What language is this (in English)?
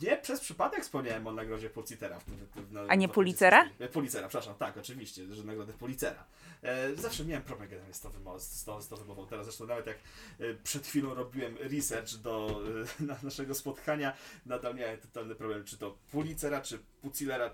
Polish